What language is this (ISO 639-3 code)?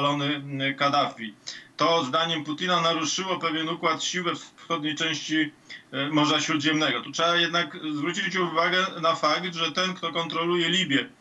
pol